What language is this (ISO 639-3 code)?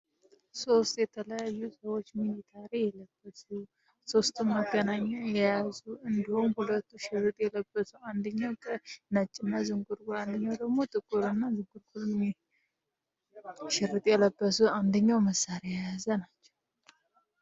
amh